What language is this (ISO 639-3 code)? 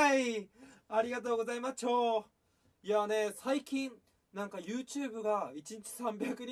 jpn